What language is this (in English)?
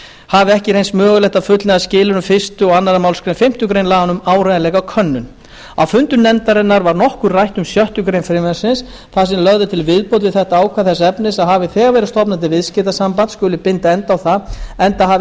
Icelandic